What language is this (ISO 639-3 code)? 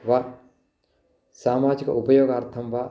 san